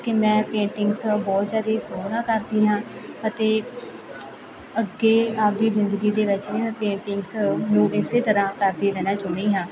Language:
Punjabi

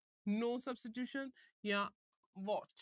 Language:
Punjabi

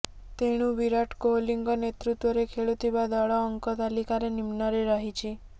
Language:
Odia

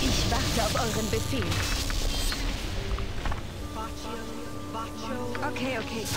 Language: German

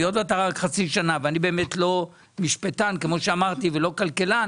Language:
Hebrew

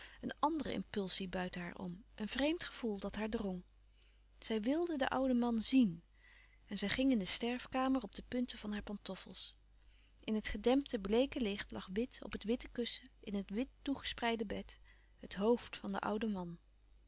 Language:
Dutch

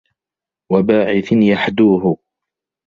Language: Arabic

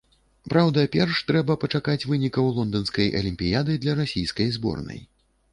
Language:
Belarusian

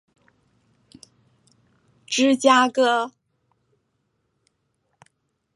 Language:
Chinese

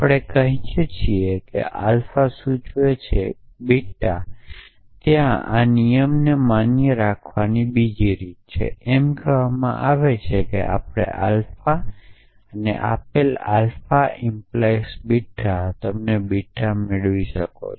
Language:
Gujarati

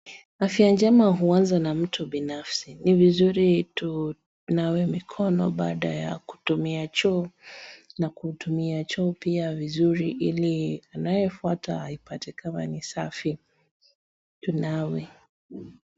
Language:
Swahili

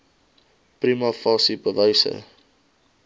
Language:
Afrikaans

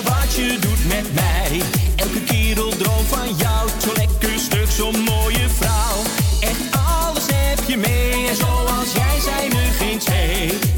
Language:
Dutch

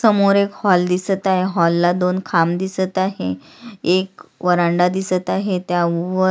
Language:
Marathi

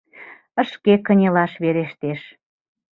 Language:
Mari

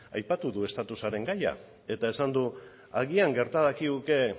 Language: Basque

